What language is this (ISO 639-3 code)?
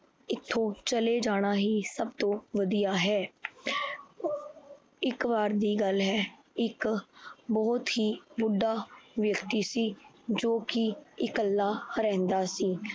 pan